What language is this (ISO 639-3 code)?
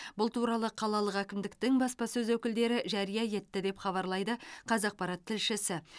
kaz